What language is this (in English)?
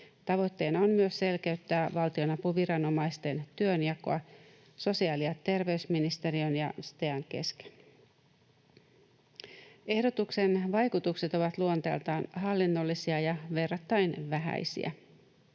Finnish